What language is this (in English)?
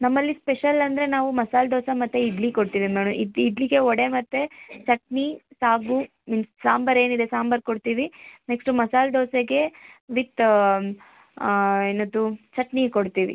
Kannada